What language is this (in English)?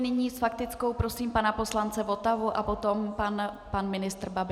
Czech